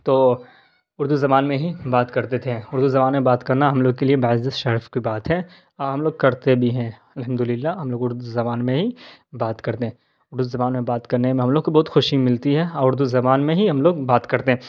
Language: Urdu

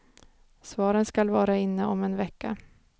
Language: Swedish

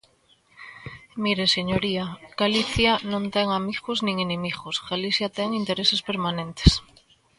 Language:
Galician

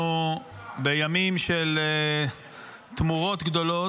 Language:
Hebrew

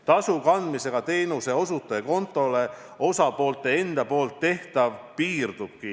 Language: Estonian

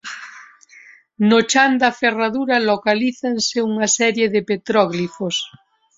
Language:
Galician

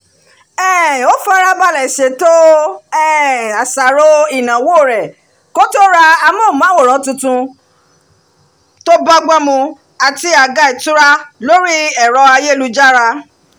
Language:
Yoruba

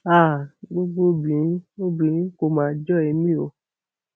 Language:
Yoruba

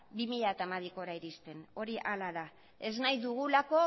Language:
Basque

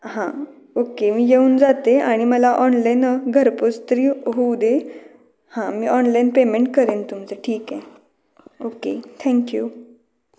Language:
Marathi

